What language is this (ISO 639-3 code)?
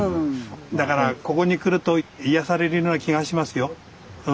jpn